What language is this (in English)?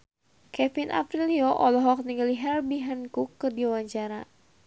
Sundanese